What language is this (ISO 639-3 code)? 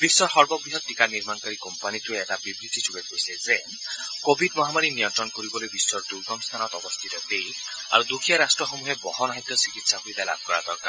asm